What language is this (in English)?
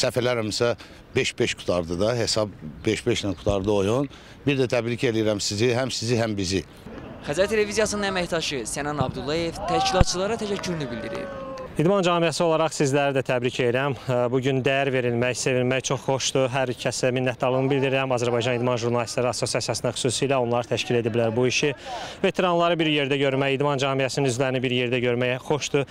Turkish